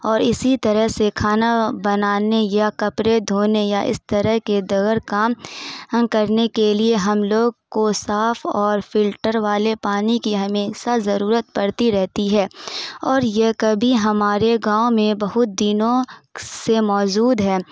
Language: Urdu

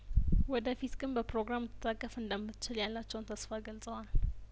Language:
Amharic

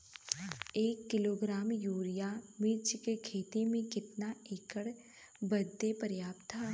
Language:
Bhojpuri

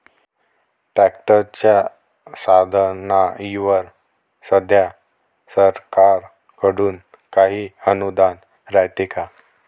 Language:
Marathi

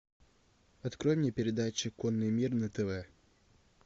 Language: Russian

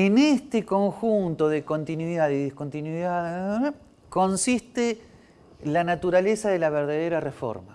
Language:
Spanish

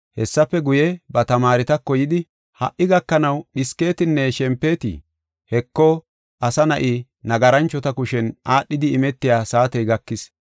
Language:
Gofa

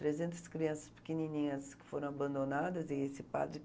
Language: Portuguese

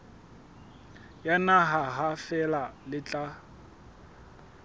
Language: Southern Sotho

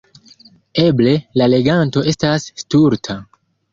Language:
Esperanto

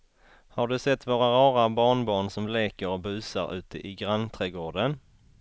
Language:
Swedish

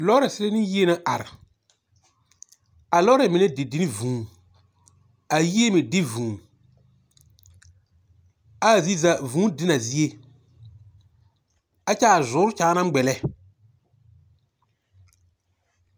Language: Southern Dagaare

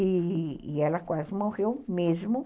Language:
Portuguese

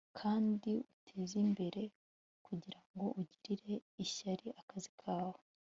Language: Kinyarwanda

